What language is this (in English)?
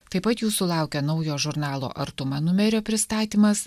Lithuanian